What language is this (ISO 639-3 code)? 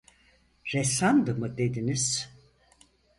tur